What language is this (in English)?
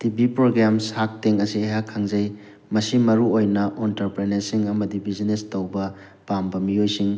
Manipuri